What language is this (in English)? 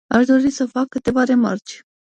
Romanian